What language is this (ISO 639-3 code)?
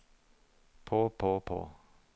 nor